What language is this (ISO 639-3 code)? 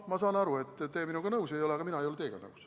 est